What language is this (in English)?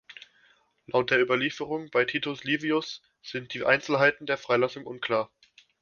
German